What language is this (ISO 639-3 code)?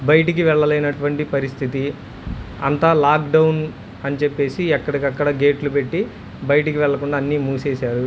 tel